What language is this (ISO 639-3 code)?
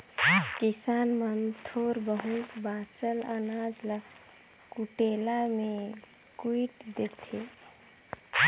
hne